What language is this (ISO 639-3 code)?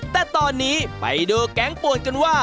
tha